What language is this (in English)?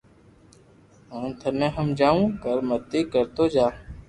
Loarki